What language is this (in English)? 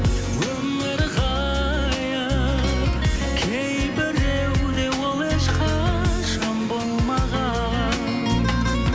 Kazakh